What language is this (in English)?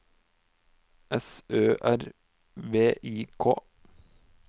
Norwegian